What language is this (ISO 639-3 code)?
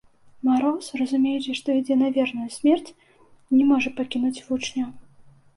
bel